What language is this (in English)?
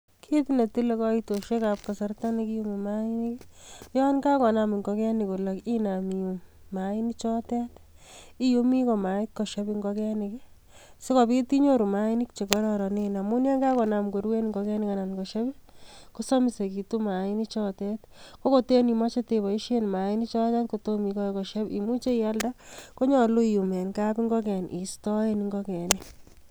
Kalenjin